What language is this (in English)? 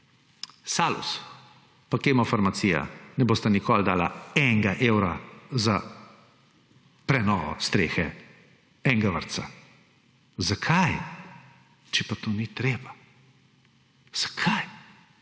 Slovenian